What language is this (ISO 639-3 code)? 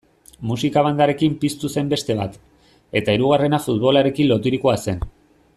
eus